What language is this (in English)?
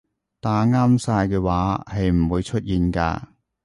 Cantonese